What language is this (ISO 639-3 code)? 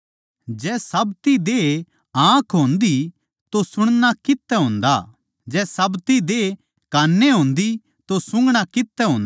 bgc